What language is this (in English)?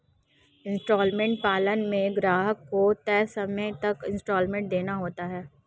Hindi